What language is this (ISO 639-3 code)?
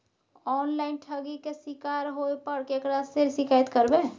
mai